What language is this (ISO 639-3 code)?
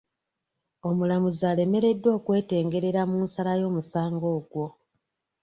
lug